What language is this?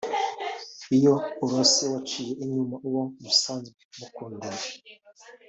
Kinyarwanda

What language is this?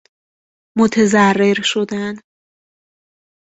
Persian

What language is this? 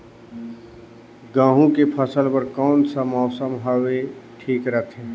Chhattisgarhi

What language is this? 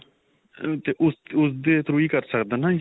Punjabi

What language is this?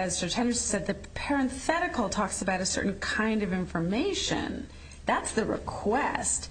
English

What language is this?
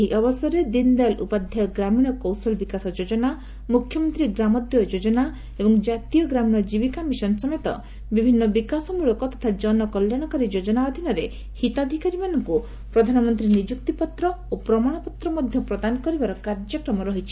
Odia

